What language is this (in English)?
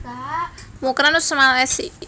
Javanese